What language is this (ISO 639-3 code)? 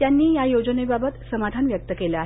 mar